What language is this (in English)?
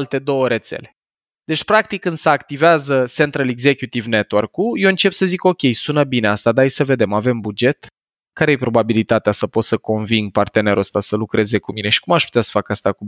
Romanian